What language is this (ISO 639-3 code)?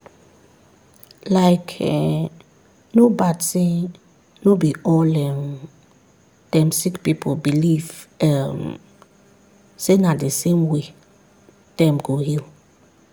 pcm